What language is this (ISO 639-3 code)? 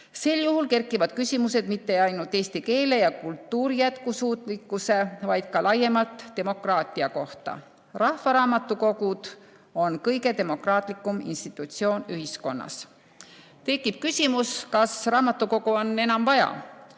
est